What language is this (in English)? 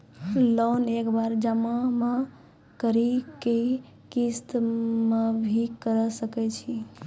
Maithili